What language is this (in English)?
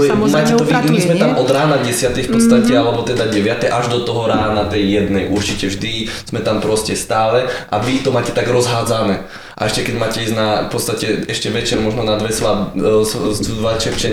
Slovak